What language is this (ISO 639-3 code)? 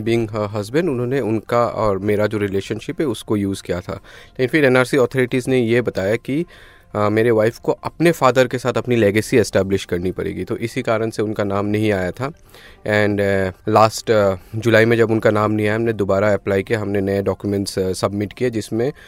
hin